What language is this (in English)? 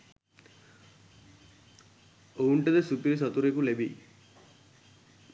Sinhala